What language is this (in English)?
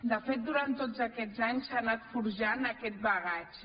Catalan